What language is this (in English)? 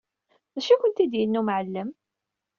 Kabyle